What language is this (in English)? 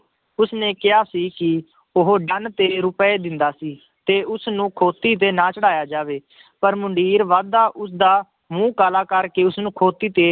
Punjabi